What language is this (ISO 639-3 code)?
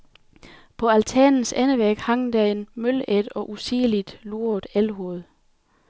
dan